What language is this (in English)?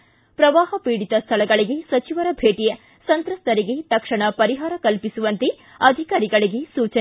Kannada